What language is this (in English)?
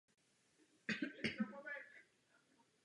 Czech